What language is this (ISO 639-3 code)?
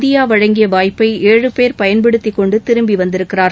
tam